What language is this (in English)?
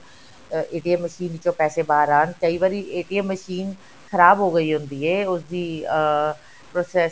Punjabi